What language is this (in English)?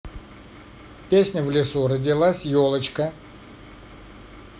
Russian